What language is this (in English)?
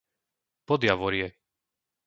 Slovak